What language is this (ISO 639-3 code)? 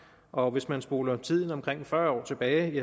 dan